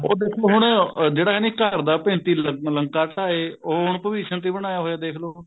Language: Punjabi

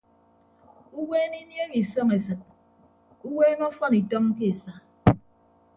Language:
Ibibio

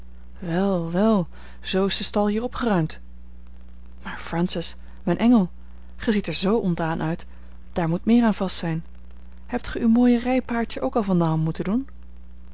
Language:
Dutch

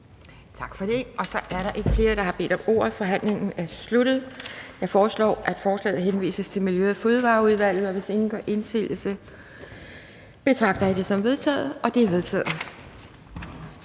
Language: Danish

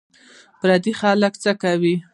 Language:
Pashto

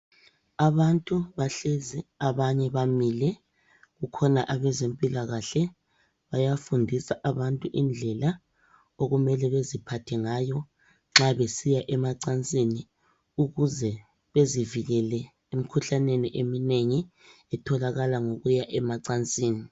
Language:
North Ndebele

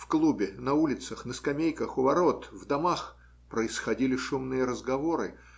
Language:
Russian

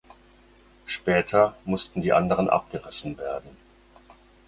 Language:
German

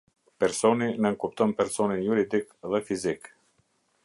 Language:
Albanian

